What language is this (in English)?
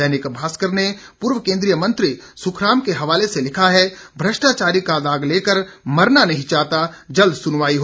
Hindi